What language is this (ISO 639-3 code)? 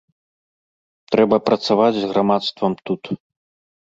bel